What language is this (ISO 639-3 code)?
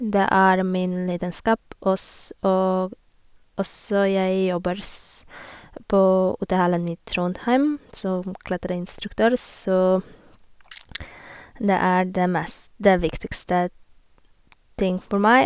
nor